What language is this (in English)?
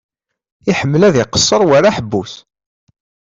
Kabyle